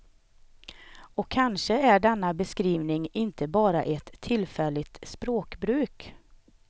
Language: Swedish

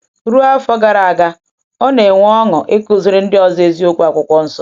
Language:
Igbo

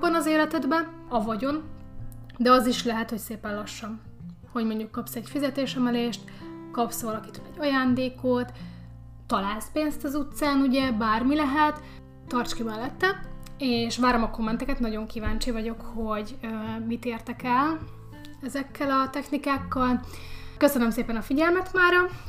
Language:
Hungarian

